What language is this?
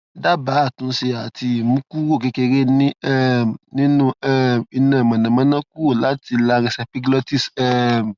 Yoruba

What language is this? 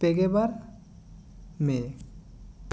Santali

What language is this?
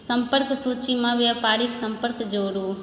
Maithili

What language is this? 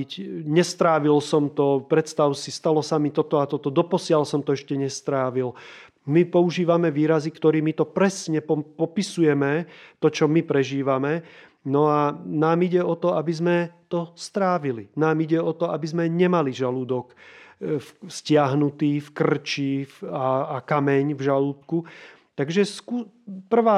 Slovak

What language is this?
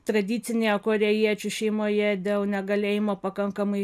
Lithuanian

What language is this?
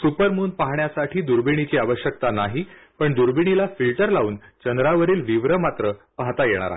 Marathi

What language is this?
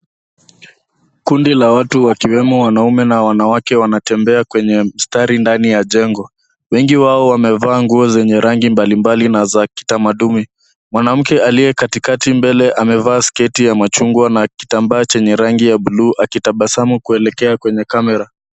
Swahili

